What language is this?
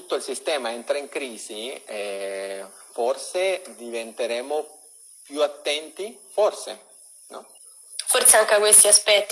Italian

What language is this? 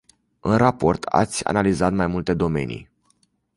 Romanian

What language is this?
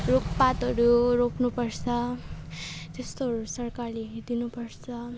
Nepali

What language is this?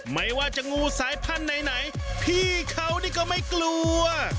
Thai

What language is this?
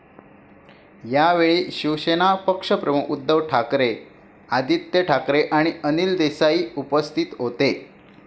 Marathi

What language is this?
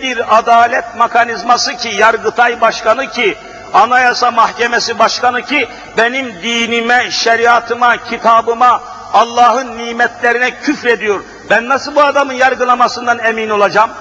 Turkish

